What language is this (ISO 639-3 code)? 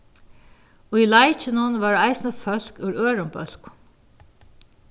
fao